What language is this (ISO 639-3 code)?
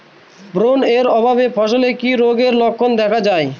ben